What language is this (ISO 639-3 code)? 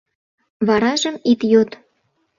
chm